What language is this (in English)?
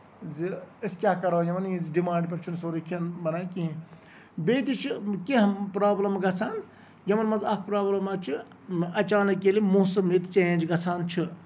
Kashmiri